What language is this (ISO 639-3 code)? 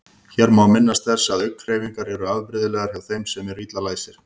isl